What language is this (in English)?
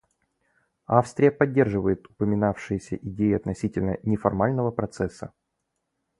Russian